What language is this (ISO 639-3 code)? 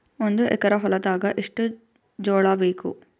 kan